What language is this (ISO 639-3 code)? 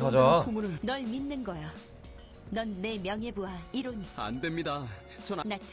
kor